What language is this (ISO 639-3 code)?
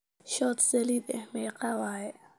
som